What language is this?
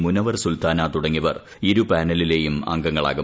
Malayalam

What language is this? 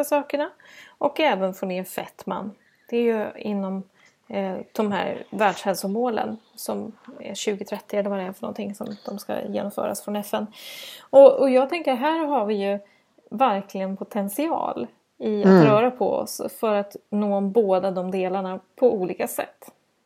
Swedish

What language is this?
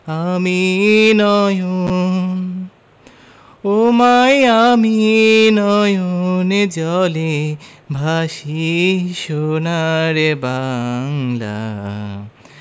Bangla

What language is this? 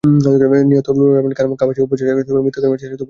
Bangla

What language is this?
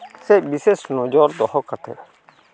Santali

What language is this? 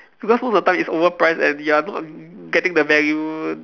English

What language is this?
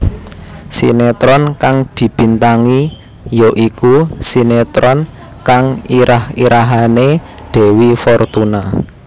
Javanese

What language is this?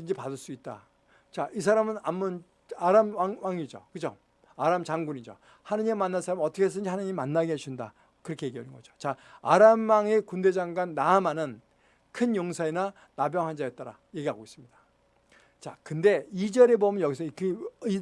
Korean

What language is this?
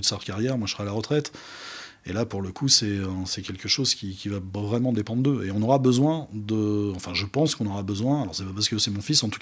French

